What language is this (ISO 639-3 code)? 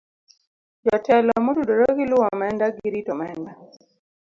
luo